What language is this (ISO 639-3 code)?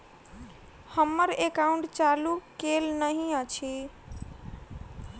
mai